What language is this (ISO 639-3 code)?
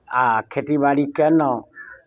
mai